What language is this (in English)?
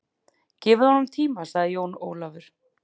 Icelandic